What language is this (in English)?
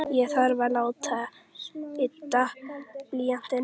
Icelandic